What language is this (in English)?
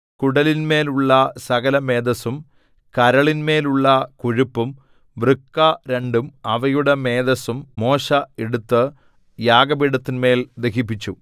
Malayalam